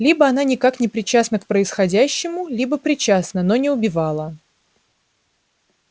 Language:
Russian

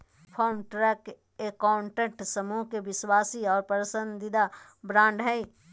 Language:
Magahi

